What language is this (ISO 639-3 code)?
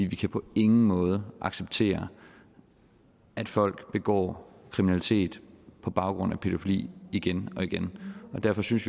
dan